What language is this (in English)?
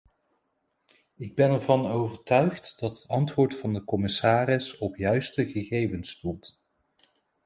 Dutch